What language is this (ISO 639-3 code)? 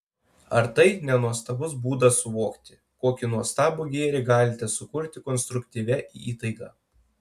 lit